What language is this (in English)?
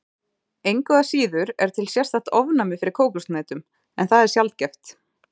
Icelandic